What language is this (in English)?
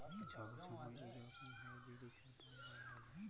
Bangla